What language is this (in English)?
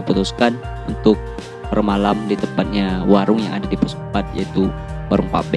Indonesian